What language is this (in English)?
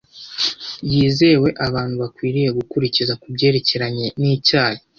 Kinyarwanda